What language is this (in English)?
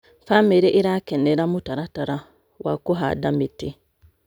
Kikuyu